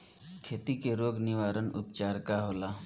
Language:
Bhojpuri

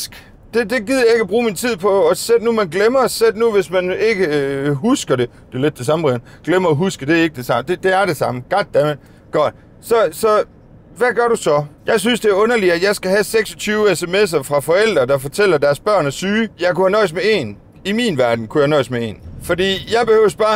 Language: Danish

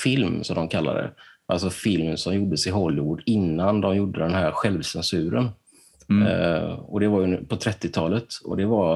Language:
Swedish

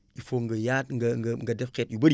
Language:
Wolof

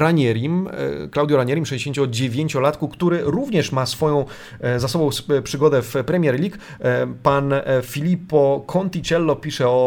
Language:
Polish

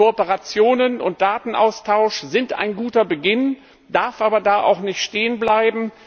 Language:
German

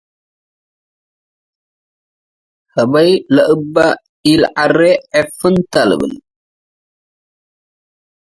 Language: Tigre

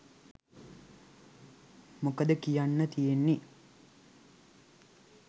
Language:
Sinhala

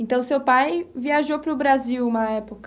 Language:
Portuguese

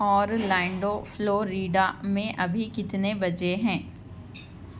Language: Urdu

